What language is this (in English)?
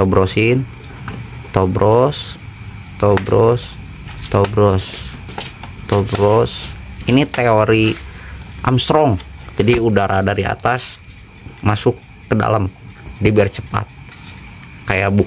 Indonesian